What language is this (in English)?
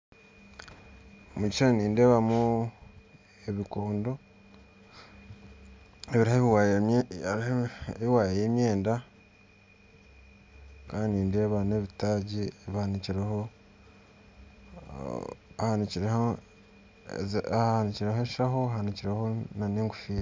Nyankole